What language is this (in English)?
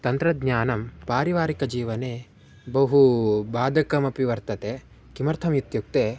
Sanskrit